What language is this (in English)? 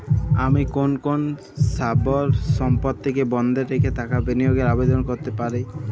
Bangla